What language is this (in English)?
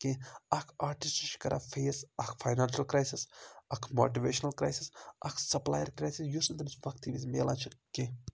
Kashmiri